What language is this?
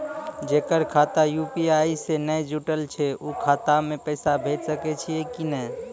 Maithili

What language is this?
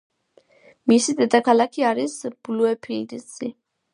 Georgian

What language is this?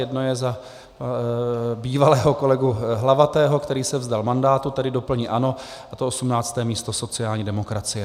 Czech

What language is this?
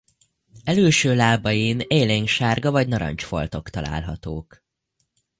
Hungarian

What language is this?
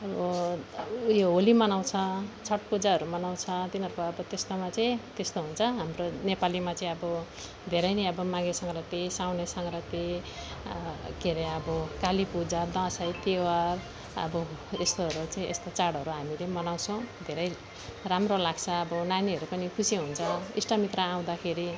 Nepali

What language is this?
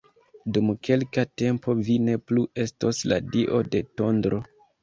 Esperanto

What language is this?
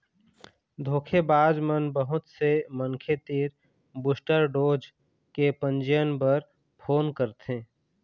Chhattisgarhi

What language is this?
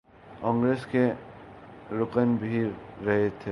Urdu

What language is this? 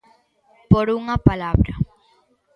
Galician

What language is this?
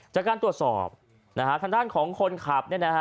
Thai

